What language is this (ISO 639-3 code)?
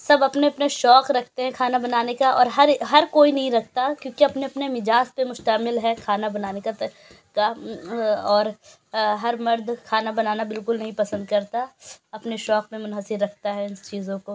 urd